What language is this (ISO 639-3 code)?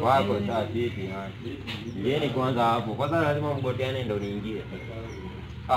ind